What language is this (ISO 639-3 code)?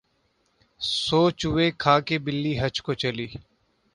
urd